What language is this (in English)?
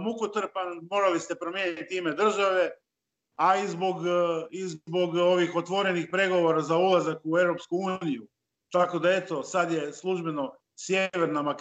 Croatian